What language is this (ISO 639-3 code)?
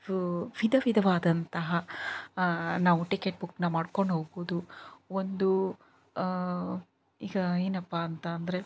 kan